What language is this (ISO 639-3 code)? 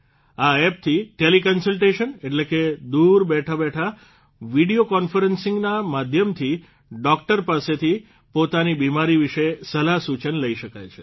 guj